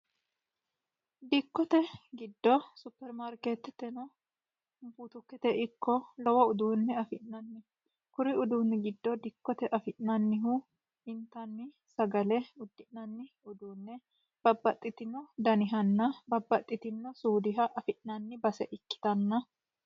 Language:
Sidamo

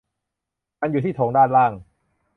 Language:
Thai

